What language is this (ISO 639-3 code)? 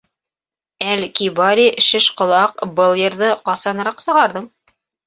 bak